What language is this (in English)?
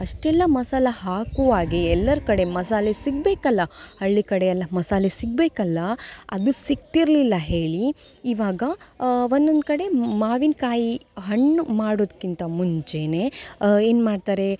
Kannada